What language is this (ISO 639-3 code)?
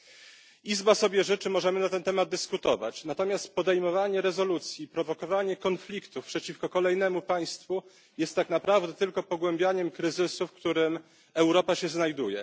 pol